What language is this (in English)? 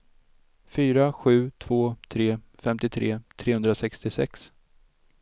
Swedish